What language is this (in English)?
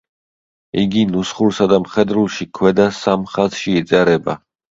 Georgian